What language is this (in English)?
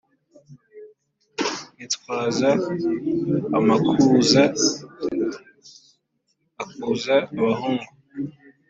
Kinyarwanda